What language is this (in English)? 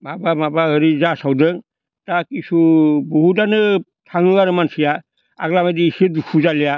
Bodo